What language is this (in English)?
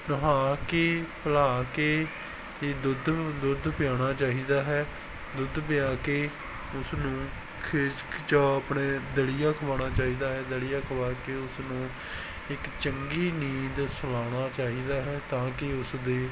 Punjabi